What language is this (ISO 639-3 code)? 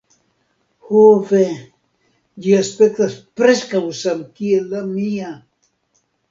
epo